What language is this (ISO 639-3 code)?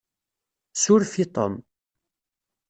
kab